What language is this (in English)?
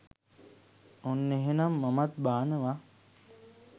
Sinhala